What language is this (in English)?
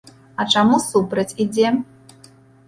Belarusian